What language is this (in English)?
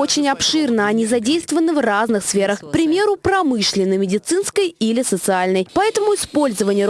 Russian